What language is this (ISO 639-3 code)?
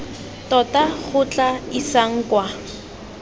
tsn